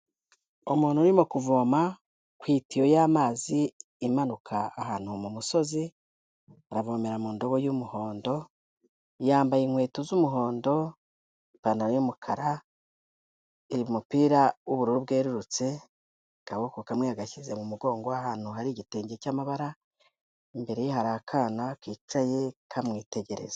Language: Kinyarwanda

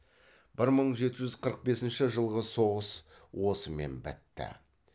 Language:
Kazakh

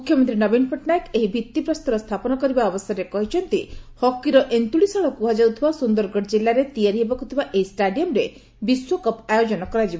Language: Odia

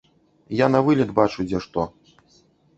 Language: Belarusian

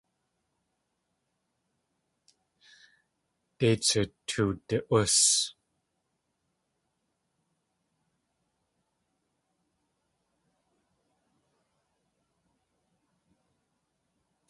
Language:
Tlingit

